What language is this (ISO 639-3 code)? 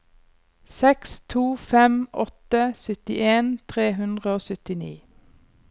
nor